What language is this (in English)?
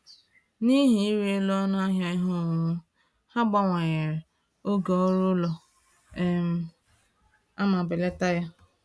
Igbo